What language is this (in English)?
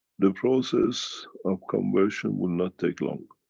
English